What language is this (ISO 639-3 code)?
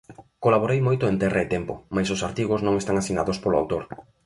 glg